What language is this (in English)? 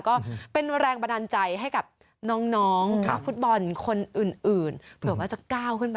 Thai